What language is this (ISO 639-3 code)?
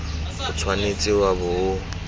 tsn